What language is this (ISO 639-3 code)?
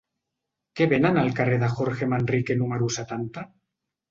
cat